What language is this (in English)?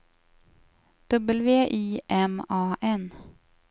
Swedish